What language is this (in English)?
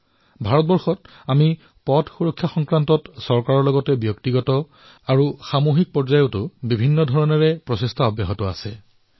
Assamese